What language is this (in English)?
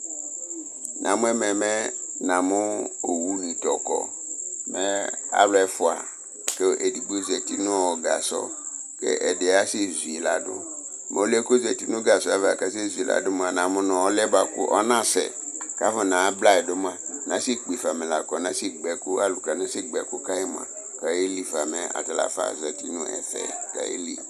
Ikposo